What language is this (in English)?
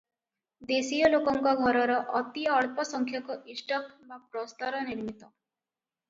Odia